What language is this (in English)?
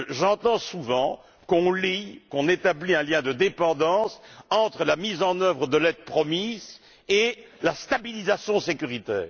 French